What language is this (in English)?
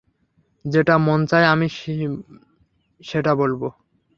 Bangla